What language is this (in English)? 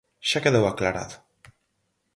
Galician